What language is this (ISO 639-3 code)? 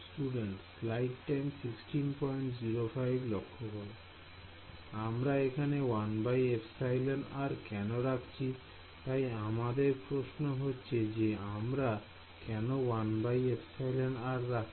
ben